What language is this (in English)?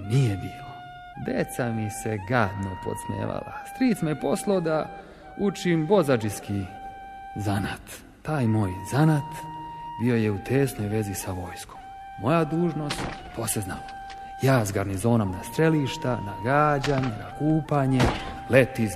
Croatian